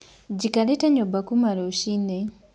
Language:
Kikuyu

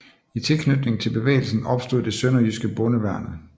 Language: Danish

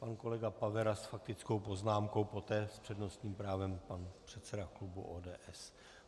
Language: Czech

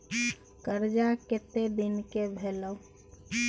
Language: Maithili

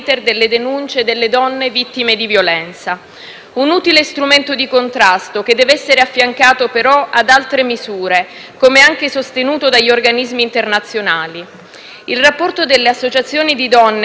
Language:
Italian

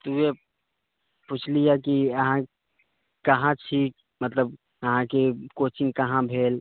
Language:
Maithili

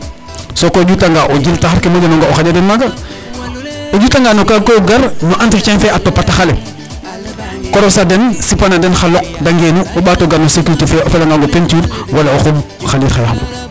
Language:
Serer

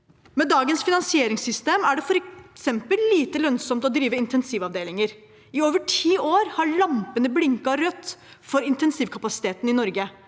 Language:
Norwegian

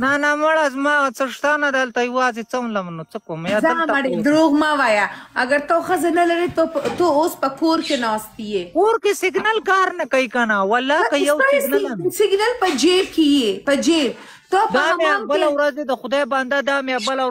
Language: Arabic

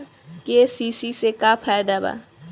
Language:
Bhojpuri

